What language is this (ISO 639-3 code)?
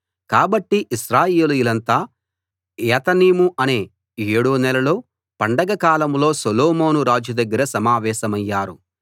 tel